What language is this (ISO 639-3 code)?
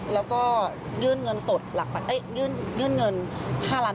tha